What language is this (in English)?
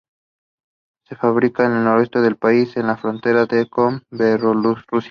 Spanish